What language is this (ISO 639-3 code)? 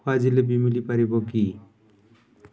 ori